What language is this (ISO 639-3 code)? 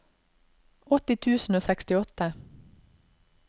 nor